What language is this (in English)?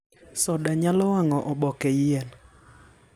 Luo (Kenya and Tanzania)